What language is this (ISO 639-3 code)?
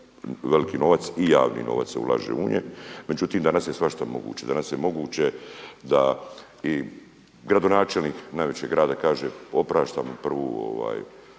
hrv